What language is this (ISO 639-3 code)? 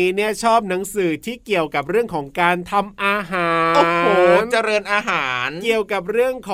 tha